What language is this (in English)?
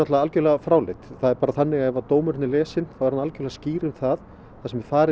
Icelandic